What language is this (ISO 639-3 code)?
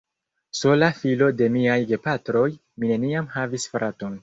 epo